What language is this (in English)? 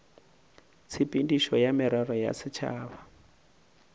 Northern Sotho